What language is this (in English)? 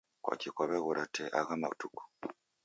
Taita